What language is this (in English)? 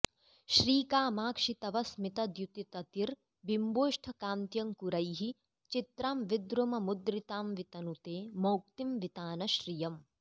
Sanskrit